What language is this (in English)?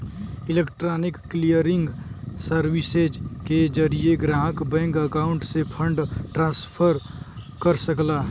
Bhojpuri